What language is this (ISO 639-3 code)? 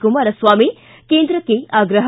kan